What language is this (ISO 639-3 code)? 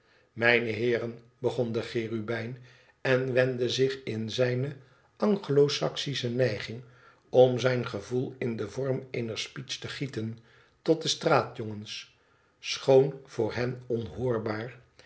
nld